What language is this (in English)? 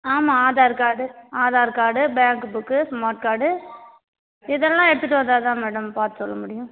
Tamil